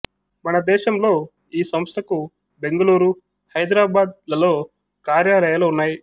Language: Telugu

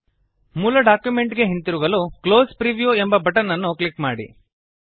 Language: Kannada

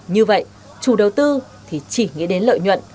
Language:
Vietnamese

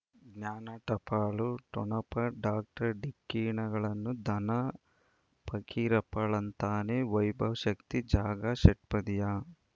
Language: Kannada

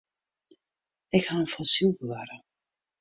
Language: Western Frisian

